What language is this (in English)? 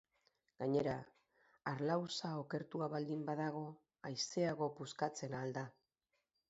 Basque